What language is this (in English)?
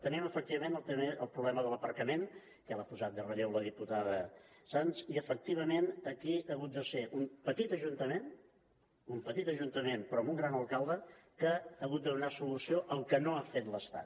Catalan